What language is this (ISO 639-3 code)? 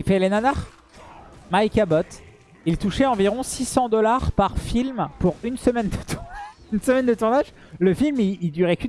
fra